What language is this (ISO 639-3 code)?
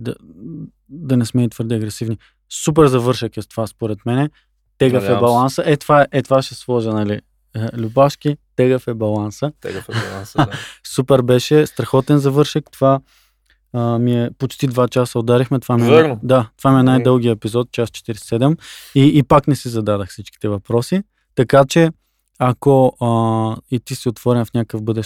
bul